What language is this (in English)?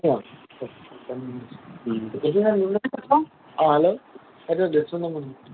Assamese